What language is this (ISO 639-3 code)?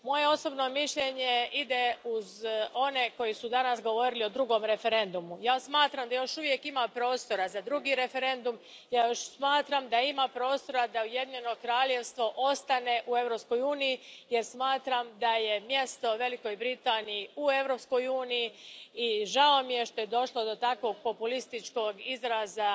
hrv